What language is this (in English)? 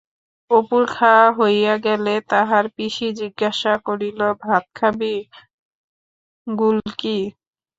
Bangla